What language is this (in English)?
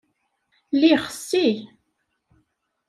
Kabyle